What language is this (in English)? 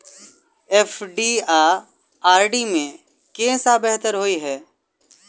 Maithili